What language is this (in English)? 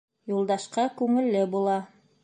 Bashkir